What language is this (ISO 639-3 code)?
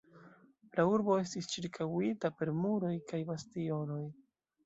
epo